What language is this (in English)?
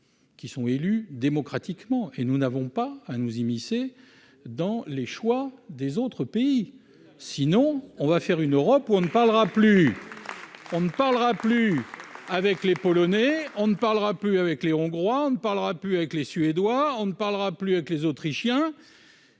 French